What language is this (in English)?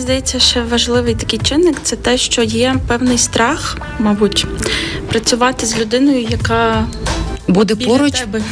Ukrainian